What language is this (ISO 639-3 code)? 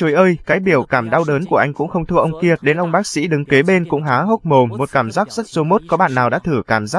vie